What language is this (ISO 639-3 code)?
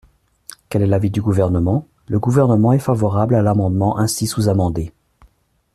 fra